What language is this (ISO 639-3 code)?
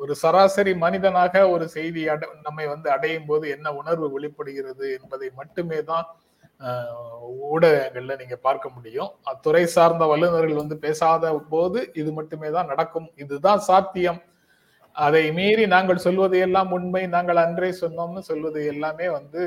tam